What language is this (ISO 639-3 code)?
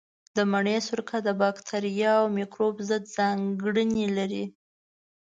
pus